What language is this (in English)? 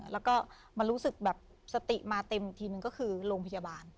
Thai